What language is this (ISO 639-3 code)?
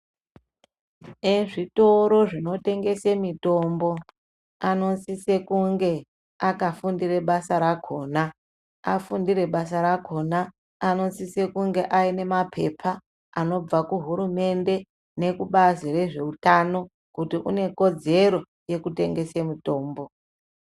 ndc